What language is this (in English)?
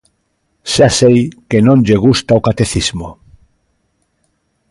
Galician